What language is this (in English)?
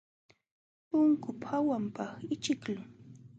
Jauja Wanca Quechua